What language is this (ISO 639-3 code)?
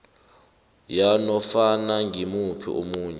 nbl